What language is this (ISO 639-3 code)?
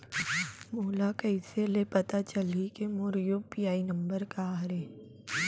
hne